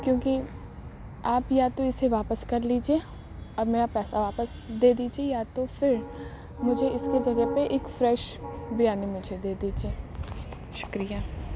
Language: Urdu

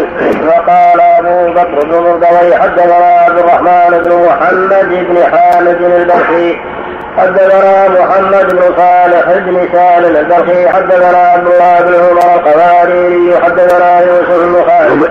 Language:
Arabic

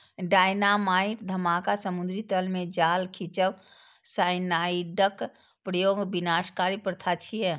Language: Maithili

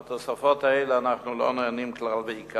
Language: Hebrew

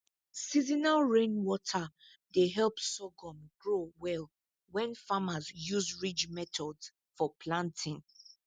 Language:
Nigerian Pidgin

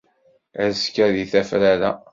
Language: Kabyle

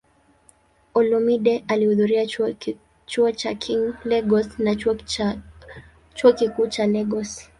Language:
Swahili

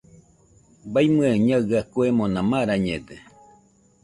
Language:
Nüpode Huitoto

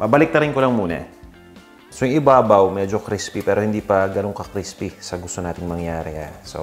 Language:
Filipino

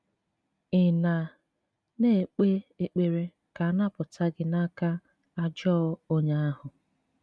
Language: Igbo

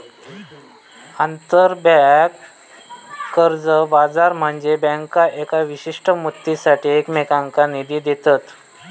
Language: Marathi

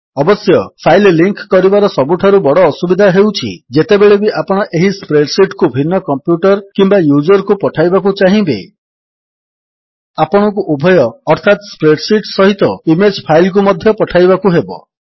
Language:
Odia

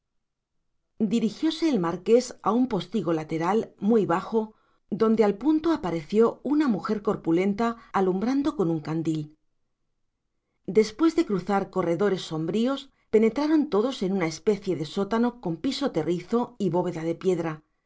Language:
Spanish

